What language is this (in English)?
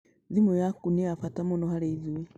Kikuyu